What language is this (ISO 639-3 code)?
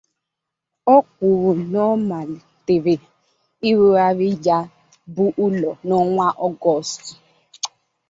ibo